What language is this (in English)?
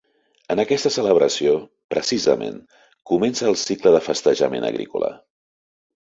Catalan